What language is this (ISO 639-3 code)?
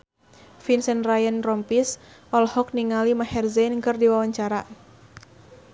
sun